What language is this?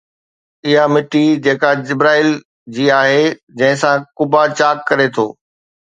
Sindhi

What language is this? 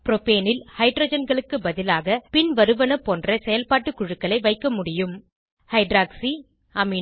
Tamil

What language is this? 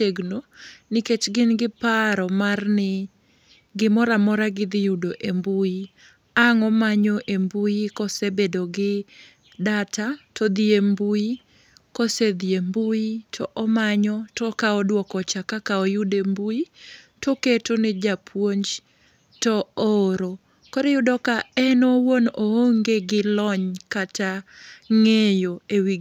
Luo (Kenya and Tanzania)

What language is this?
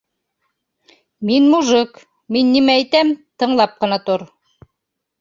Bashkir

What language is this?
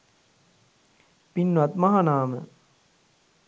Sinhala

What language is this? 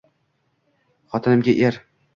Uzbek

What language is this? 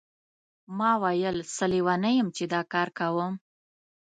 Pashto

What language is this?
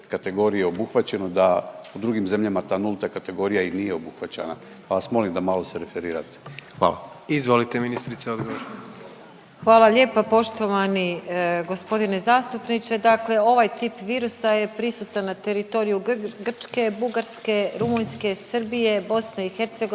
Croatian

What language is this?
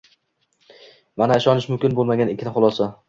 Uzbek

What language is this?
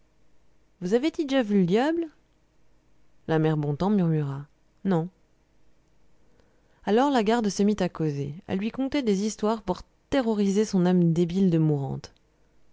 French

